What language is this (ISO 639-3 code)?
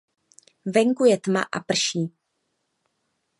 ces